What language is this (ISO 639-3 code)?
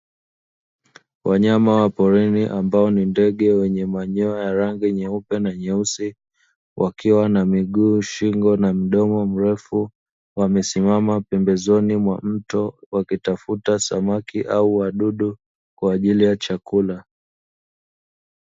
swa